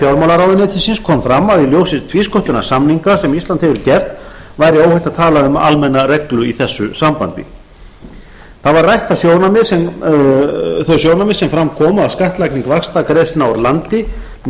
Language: Icelandic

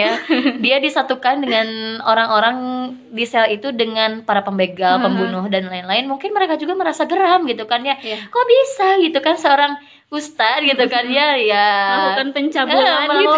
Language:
Indonesian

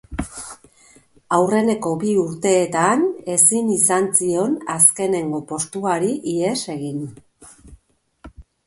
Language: Basque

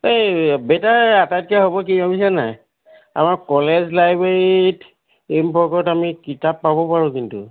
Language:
Assamese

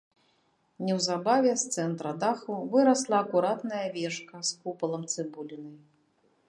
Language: Belarusian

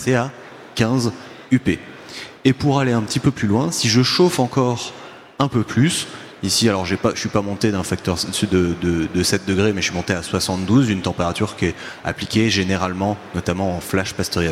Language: French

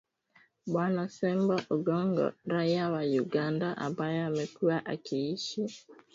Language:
Swahili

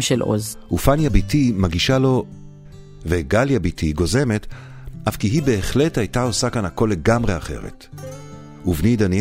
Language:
Hebrew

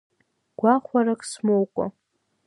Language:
Abkhazian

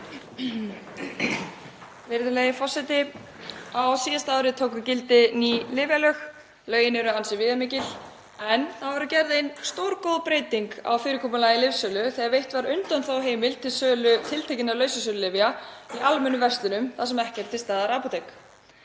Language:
Icelandic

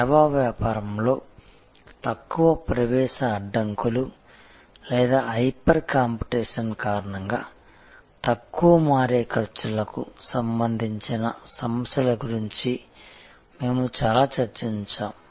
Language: Telugu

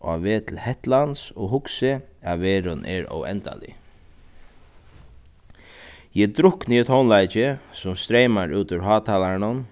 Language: Faroese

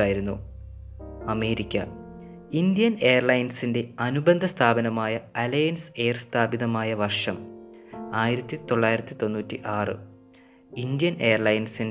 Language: Malayalam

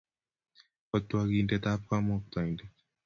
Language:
Kalenjin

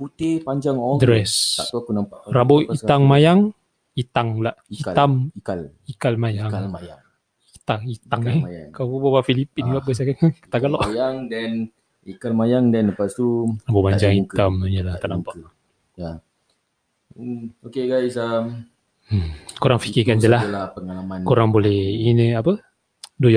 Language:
Malay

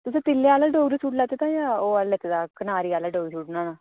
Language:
Dogri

